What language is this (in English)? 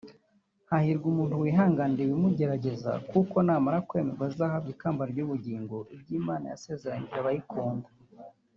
Kinyarwanda